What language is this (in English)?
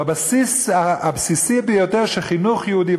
Hebrew